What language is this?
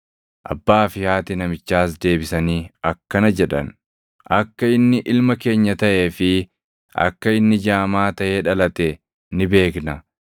Oromo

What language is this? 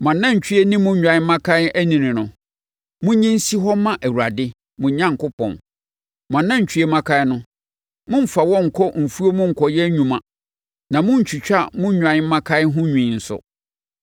Akan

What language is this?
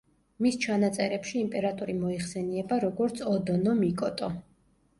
Georgian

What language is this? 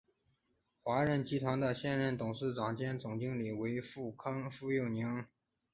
Chinese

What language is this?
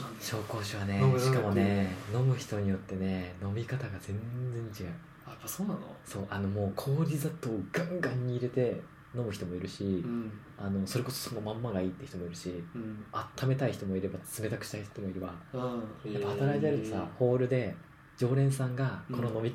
Japanese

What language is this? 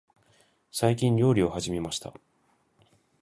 Japanese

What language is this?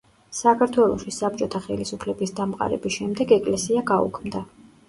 Georgian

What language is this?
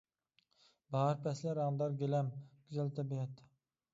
Uyghur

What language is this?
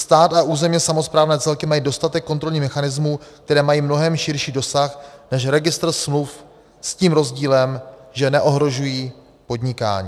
Czech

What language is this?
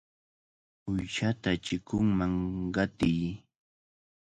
Cajatambo North Lima Quechua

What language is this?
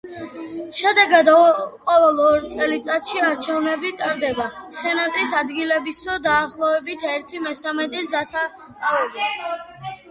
Georgian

